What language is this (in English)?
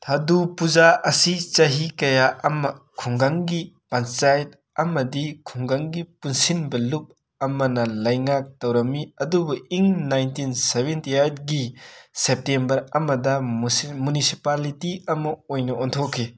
Manipuri